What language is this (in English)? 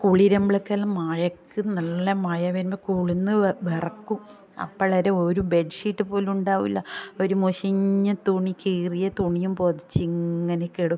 Malayalam